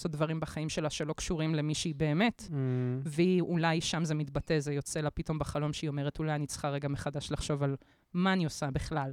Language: Hebrew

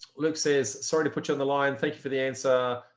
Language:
English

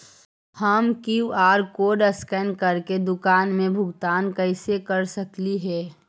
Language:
Magahi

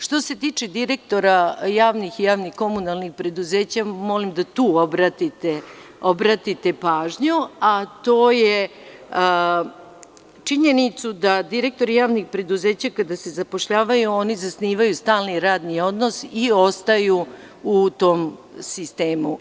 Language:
Serbian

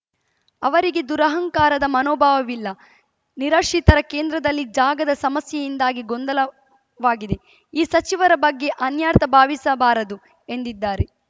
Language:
Kannada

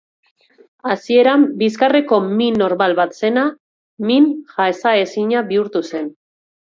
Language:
Basque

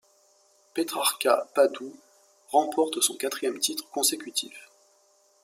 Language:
French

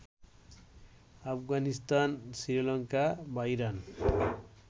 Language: Bangla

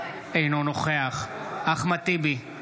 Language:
Hebrew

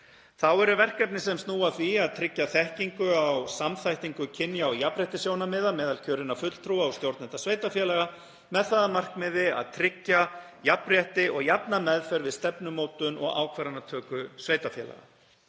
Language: Icelandic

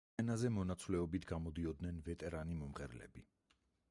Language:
Georgian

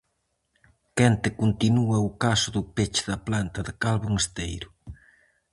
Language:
Galician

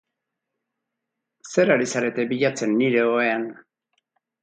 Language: Basque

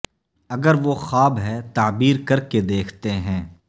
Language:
Urdu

